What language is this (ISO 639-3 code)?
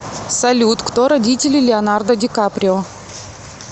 rus